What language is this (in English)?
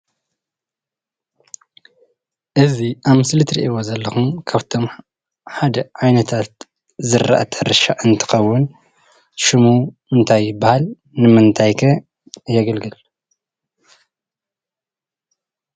Tigrinya